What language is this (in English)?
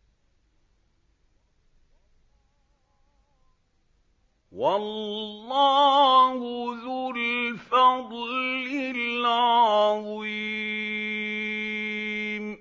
Arabic